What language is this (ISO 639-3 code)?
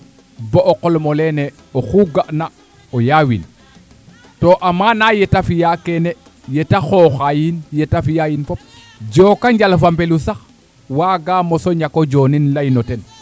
srr